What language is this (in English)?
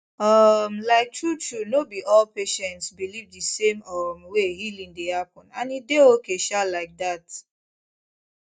Nigerian Pidgin